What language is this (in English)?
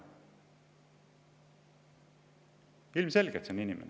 Estonian